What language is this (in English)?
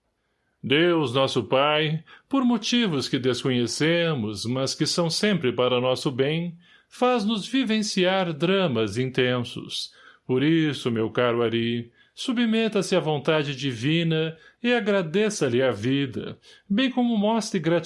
Portuguese